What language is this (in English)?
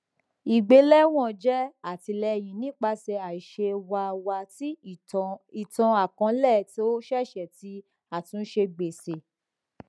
Yoruba